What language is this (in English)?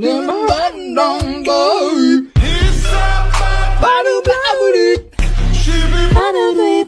English